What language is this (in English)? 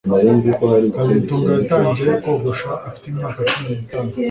Kinyarwanda